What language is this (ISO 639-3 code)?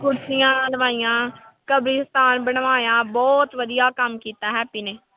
pan